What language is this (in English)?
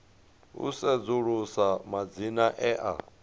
Venda